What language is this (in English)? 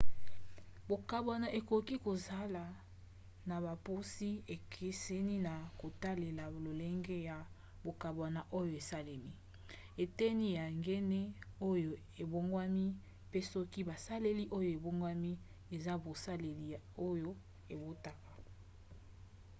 Lingala